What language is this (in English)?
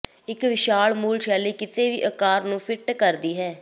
Punjabi